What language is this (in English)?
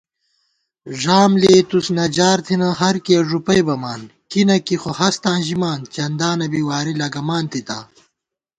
Gawar-Bati